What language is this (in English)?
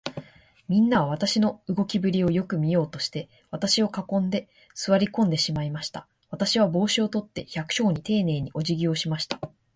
Japanese